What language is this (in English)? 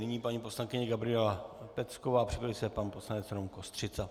Czech